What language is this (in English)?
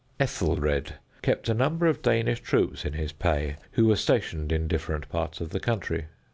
English